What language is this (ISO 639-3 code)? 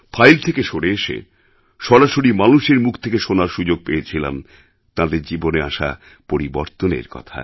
ben